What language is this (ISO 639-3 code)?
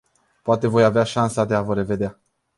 ron